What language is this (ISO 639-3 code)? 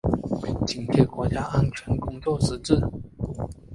zho